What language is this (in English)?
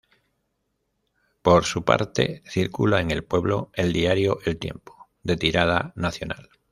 Spanish